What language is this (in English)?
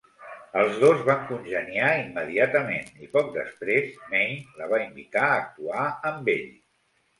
Catalan